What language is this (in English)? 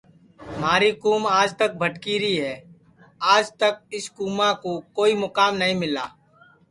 Sansi